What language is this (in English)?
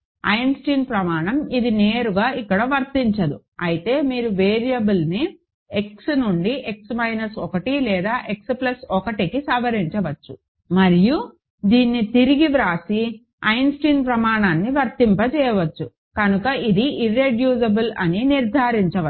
Telugu